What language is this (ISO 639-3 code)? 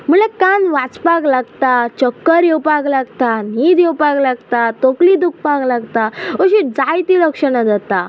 kok